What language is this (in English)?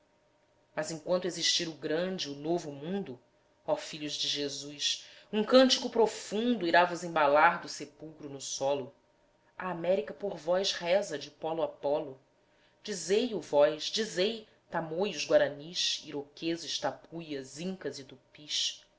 Portuguese